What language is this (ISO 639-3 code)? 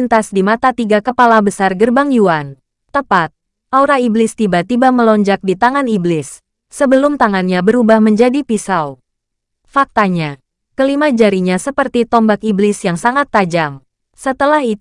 ind